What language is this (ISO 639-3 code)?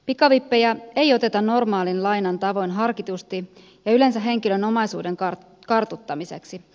fin